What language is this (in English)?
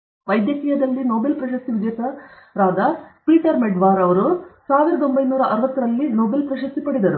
Kannada